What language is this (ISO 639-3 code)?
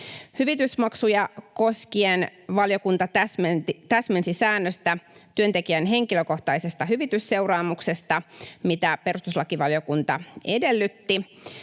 fin